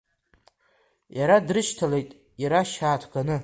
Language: Abkhazian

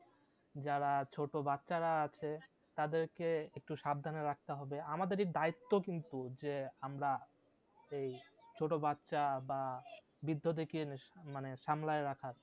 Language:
Bangla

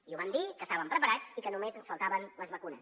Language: Catalan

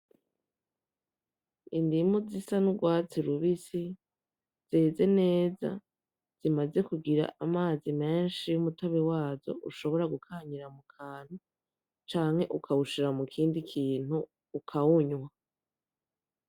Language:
Rundi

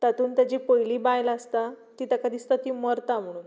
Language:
Konkani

